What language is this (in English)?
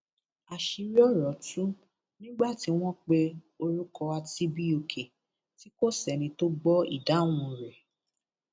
Yoruba